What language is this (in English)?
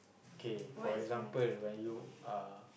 English